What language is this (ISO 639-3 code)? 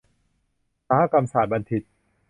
tha